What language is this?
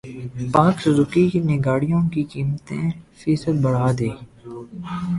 Urdu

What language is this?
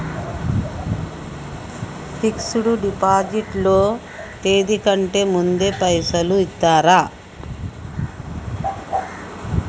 Telugu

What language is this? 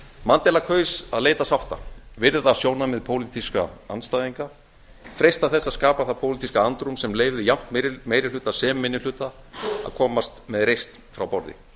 Icelandic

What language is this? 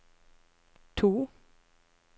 Norwegian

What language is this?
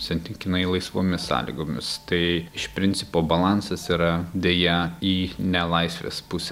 Lithuanian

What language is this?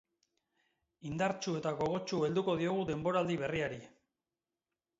Basque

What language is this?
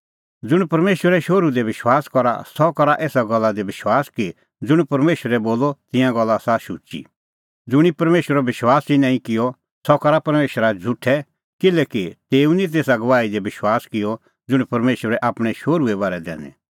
Kullu Pahari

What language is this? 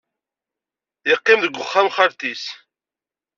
Kabyle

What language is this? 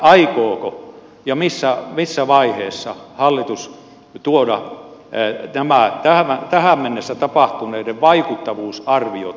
Finnish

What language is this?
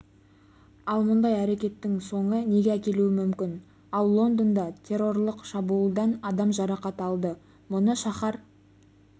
Kazakh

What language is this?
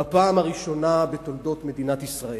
Hebrew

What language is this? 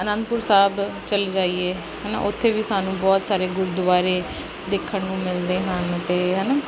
Punjabi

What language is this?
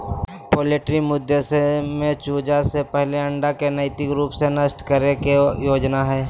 Magahi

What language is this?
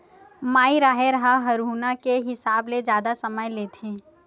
Chhattisgarhi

